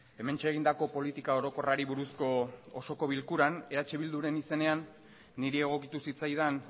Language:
Basque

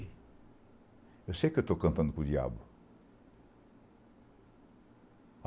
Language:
Portuguese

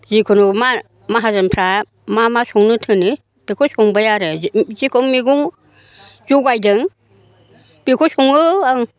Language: Bodo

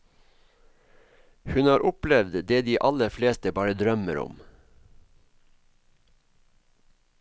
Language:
Norwegian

